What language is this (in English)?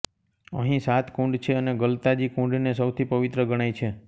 Gujarati